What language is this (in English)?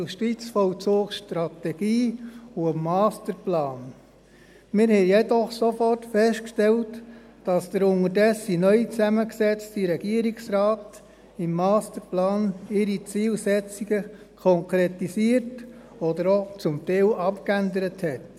Swiss German